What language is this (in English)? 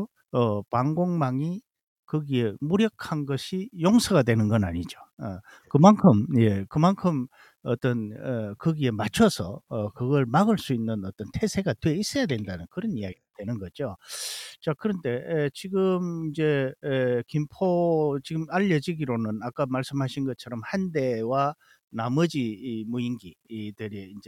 Korean